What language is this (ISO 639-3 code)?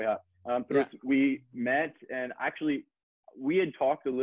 ind